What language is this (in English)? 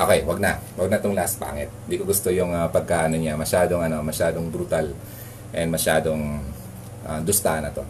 Filipino